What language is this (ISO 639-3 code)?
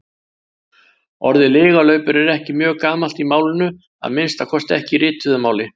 isl